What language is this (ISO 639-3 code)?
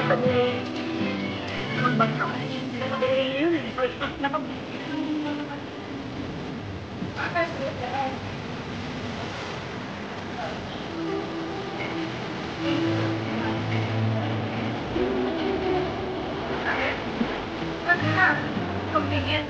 fil